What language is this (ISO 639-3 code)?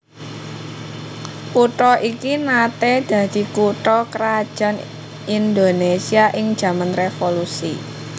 jav